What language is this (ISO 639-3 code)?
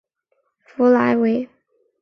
zho